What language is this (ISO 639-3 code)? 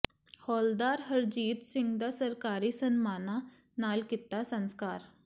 pan